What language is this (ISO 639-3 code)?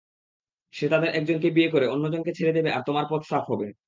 ben